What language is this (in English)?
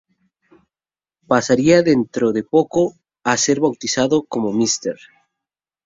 Spanish